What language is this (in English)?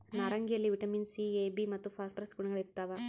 Kannada